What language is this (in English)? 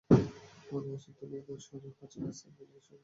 Bangla